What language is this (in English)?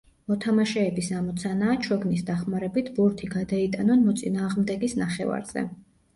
Georgian